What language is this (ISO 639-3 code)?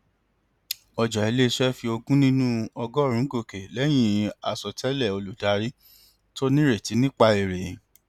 yor